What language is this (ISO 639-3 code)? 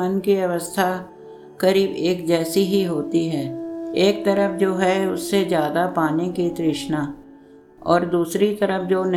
hin